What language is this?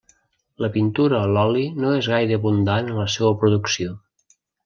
Catalan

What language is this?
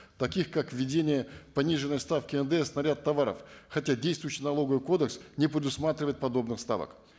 Kazakh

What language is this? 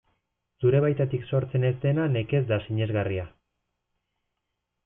Basque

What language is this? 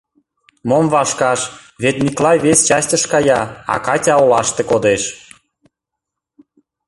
Mari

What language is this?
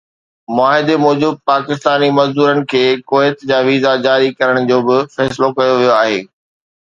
Sindhi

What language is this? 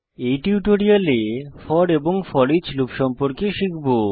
Bangla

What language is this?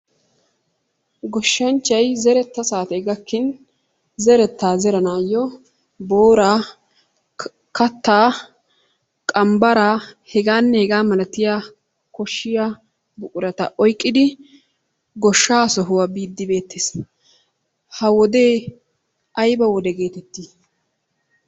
Wolaytta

